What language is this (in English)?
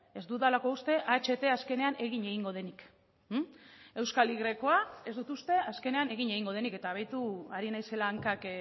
Basque